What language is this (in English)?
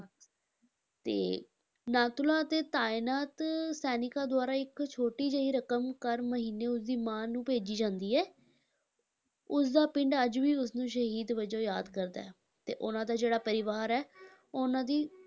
Punjabi